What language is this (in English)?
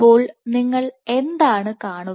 Malayalam